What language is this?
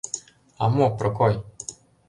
Mari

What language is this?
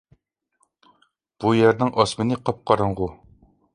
Uyghur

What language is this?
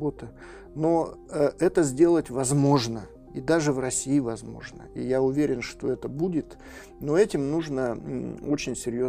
Russian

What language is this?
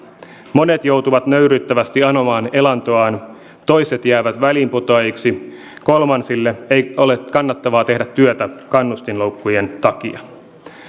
Finnish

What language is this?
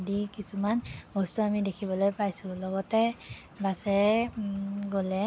Assamese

